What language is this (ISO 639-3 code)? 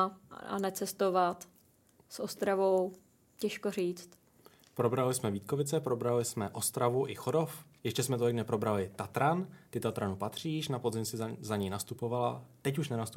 ces